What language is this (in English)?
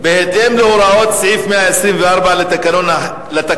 Hebrew